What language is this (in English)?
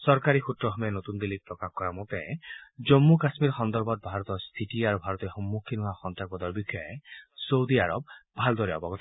Assamese